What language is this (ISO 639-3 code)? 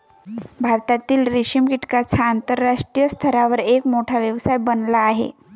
mar